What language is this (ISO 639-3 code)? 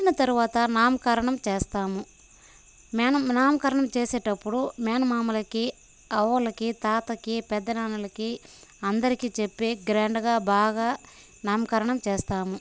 tel